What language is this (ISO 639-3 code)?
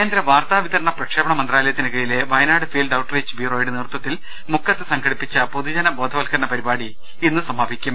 mal